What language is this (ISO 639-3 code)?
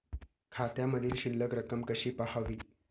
mar